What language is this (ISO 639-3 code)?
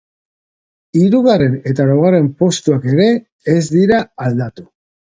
eus